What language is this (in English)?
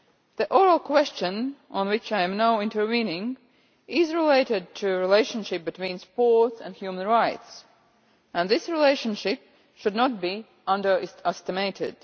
English